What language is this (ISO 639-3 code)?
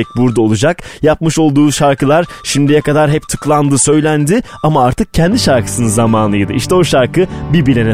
tur